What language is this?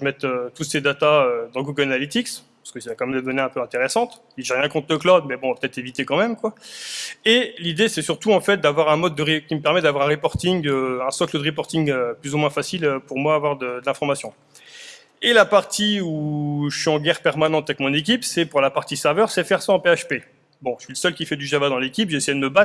French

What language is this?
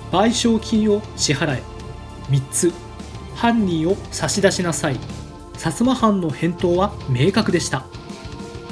Japanese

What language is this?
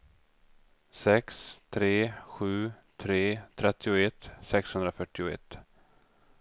Swedish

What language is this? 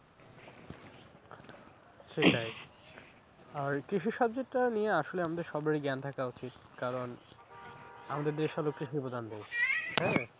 Bangla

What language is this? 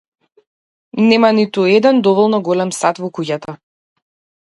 Macedonian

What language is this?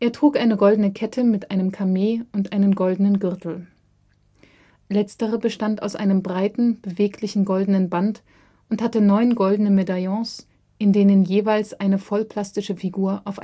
German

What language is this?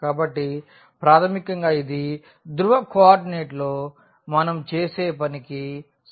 Telugu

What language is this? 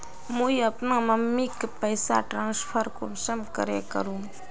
Magahi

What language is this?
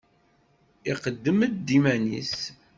Kabyle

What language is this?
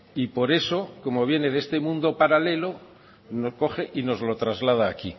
Spanish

